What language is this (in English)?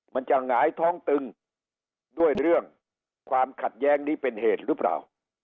Thai